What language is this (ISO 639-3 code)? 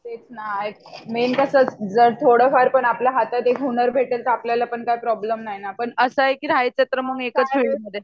mar